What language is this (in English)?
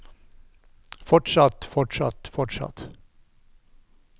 Norwegian